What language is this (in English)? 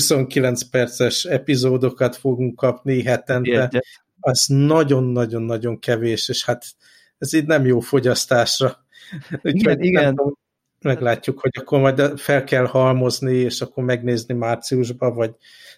Hungarian